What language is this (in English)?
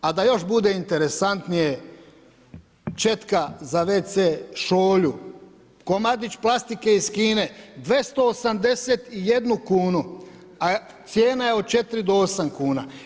Croatian